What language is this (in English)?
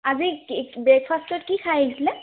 Assamese